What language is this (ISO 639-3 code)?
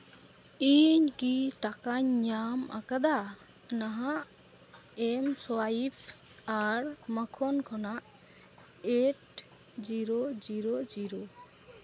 sat